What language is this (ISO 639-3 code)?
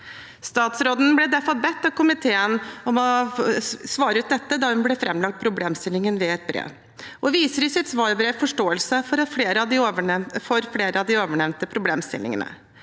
nor